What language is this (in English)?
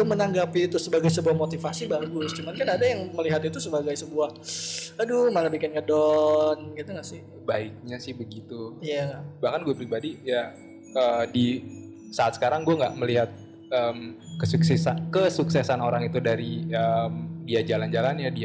Indonesian